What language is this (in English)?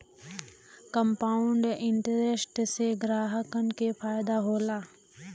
Bhojpuri